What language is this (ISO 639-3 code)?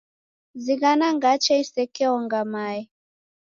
dav